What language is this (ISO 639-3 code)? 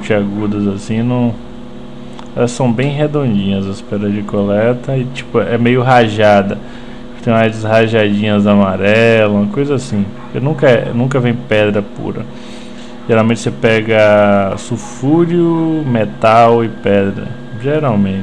por